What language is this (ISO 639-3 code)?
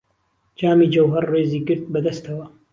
ckb